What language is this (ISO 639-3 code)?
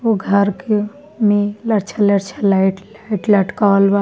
bho